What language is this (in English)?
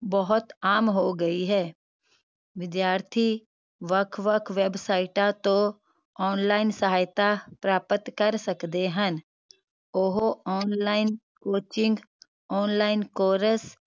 Punjabi